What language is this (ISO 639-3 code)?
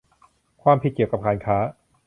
tha